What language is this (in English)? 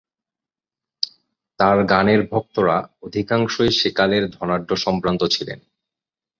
Bangla